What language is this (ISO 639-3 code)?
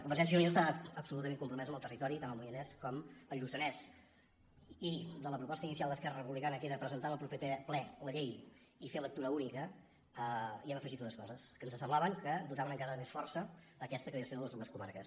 cat